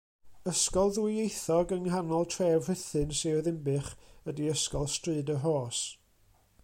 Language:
Welsh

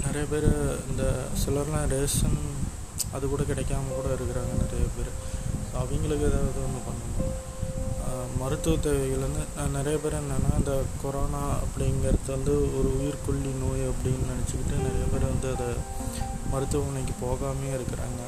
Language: Tamil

